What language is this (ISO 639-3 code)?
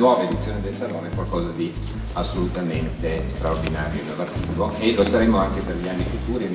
ita